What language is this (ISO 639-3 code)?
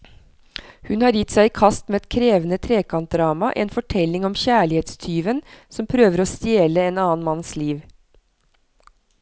nor